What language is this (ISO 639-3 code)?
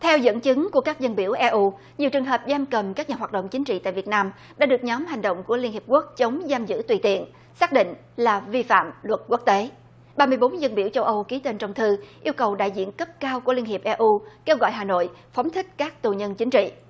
vie